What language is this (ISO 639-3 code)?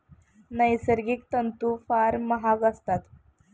mar